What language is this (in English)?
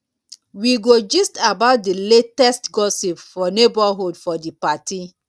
Nigerian Pidgin